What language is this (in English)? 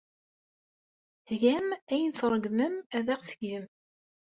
Kabyle